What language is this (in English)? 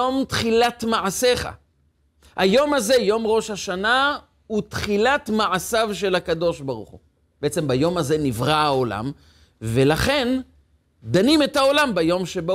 Hebrew